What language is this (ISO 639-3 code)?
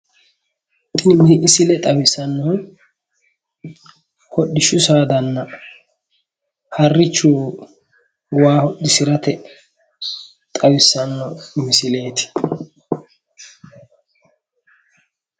sid